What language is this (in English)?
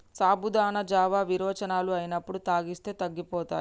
Telugu